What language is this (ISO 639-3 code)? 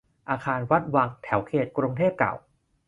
tha